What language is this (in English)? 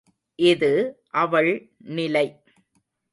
Tamil